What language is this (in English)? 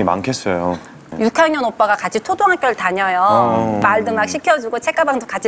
Korean